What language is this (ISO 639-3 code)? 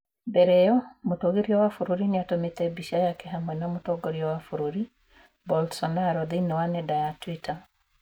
kik